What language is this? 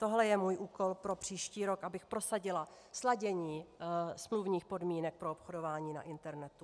Czech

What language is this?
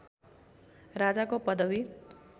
Nepali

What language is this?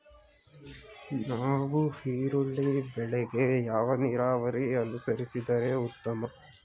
Kannada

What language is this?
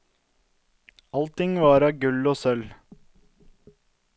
Norwegian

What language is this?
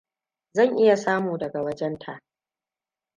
Hausa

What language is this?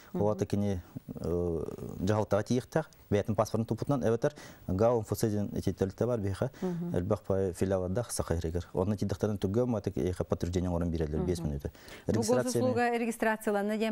Russian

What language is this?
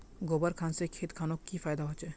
Magahi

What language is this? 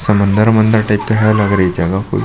Hindi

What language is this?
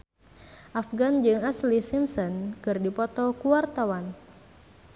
Sundanese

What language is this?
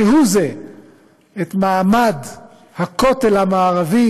Hebrew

